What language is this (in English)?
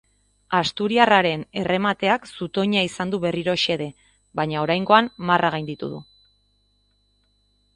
Basque